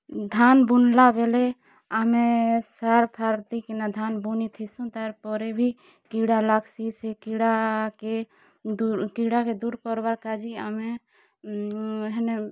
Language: Odia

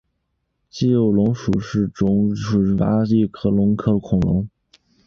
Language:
Chinese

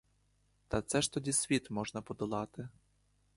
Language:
Ukrainian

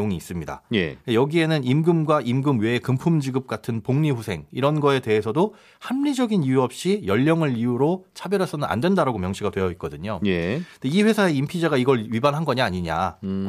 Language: Korean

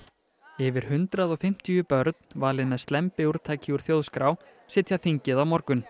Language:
Icelandic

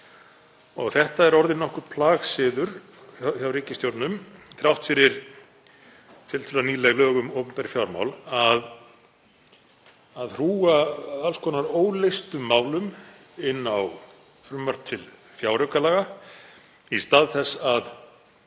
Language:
Icelandic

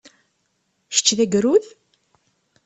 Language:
Kabyle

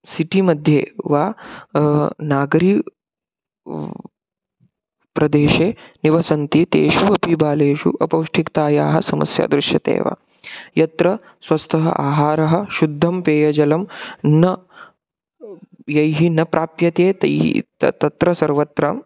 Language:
Sanskrit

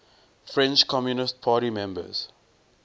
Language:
English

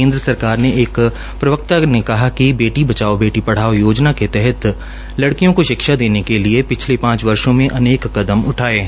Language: Hindi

